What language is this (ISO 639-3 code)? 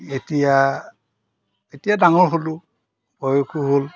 asm